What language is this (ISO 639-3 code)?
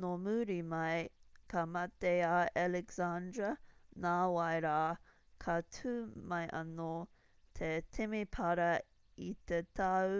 mri